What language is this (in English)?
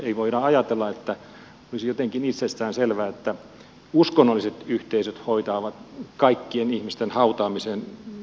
Finnish